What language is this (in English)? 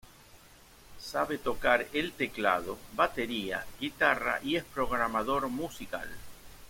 Spanish